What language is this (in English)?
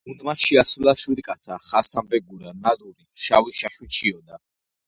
Georgian